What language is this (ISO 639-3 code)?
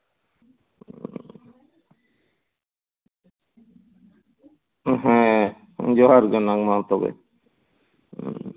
sat